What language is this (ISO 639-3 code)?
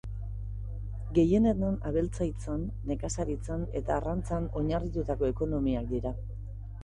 eus